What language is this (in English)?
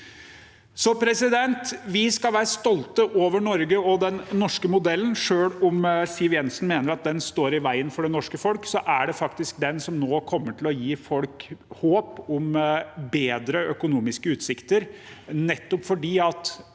Norwegian